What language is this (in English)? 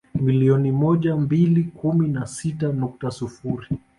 Swahili